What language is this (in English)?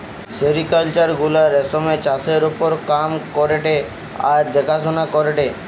Bangla